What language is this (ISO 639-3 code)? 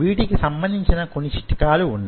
tel